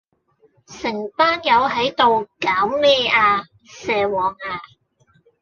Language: Cantonese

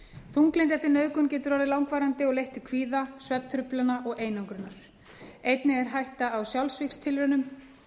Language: Icelandic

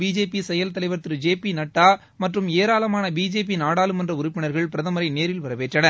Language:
Tamil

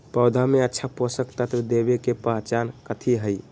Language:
Magahi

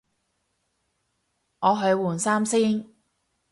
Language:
Cantonese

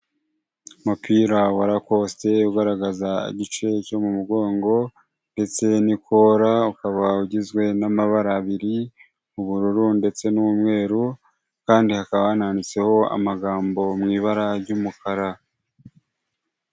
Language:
Kinyarwanda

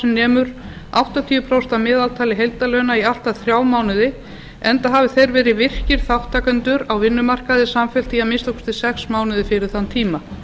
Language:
Icelandic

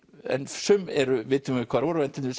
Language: Icelandic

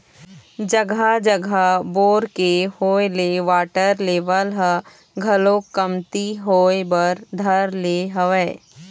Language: Chhattisgarhi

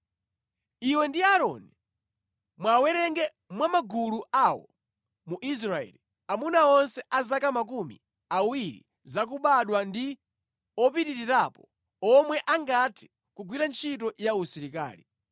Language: Nyanja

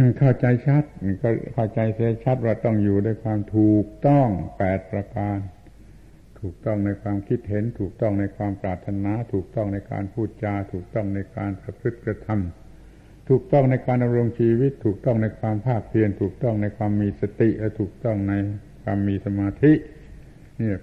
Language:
Thai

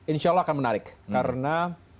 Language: Indonesian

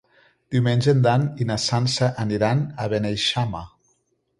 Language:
Catalan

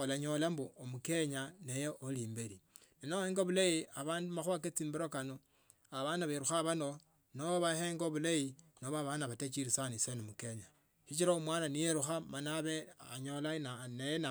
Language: Tsotso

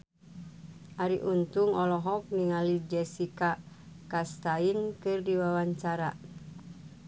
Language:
Sundanese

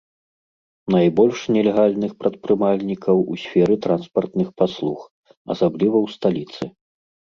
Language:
Belarusian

